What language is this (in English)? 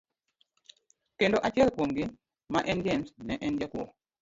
Luo (Kenya and Tanzania)